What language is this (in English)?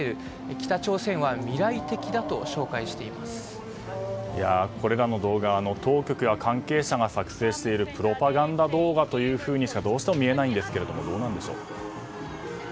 Japanese